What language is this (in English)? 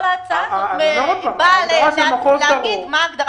Hebrew